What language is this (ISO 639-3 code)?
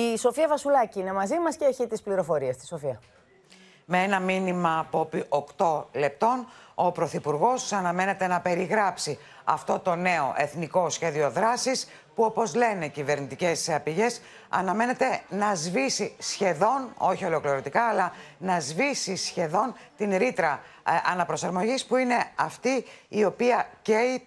ell